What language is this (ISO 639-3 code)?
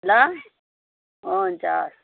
nep